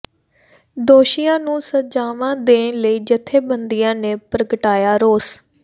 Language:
Punjabi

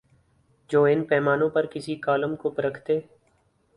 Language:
Urdu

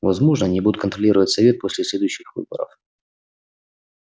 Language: Russian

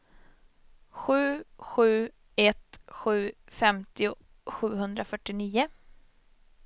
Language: Swedish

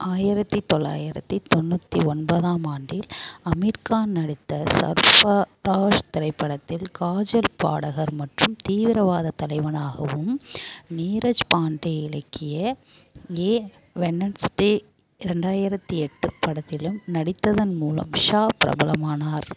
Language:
Tamil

